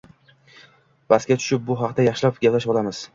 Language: Uzbek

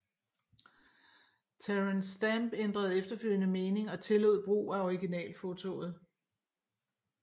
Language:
Danish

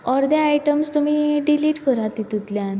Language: Konkani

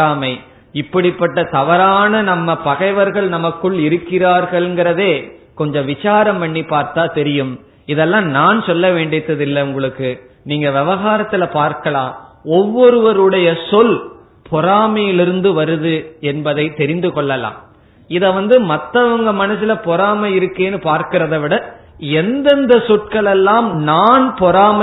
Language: Tamil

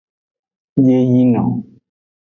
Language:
Aja (Benin)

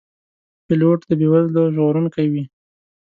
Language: Pashto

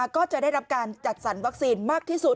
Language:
Thai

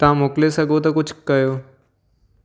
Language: Sindhi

